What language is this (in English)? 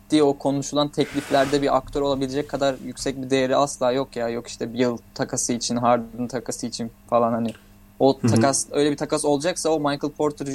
Turkish